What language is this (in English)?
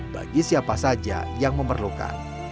Indonesian